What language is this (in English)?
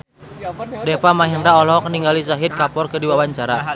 Sundanese